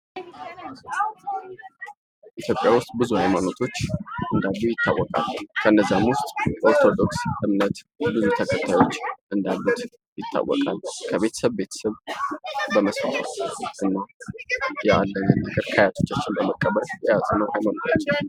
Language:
Amharic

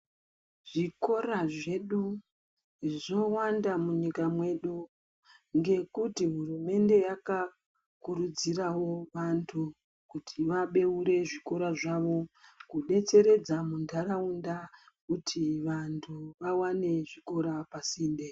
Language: Ndau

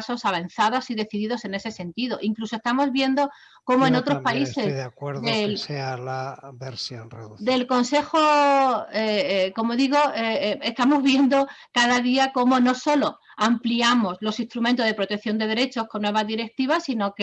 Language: Spanish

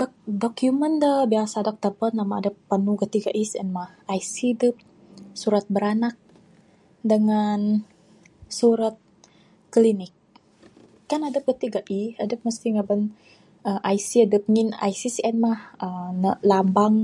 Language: Bukar-Sadung Bidayuh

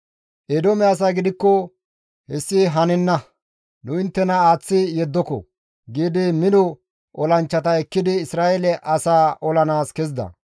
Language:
Gamo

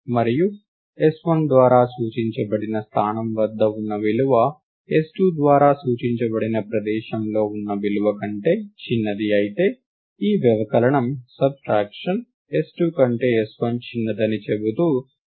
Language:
Telugu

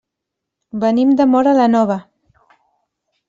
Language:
Catalan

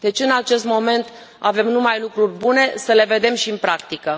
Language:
Romanian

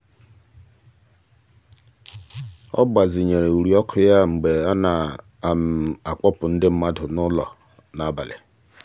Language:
Igbo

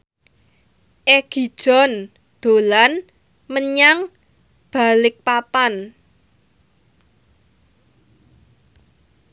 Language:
Javanese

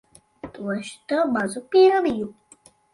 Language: Latvian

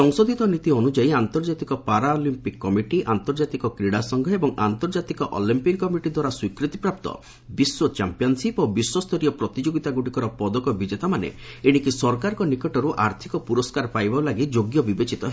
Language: Odia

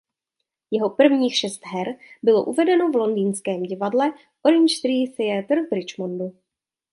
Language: Czech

